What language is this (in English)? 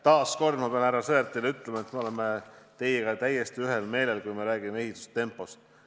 Estonian